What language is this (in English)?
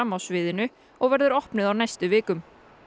Icelandic